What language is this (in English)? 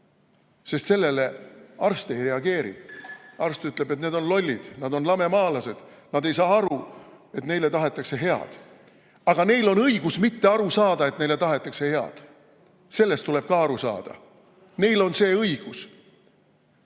Estonian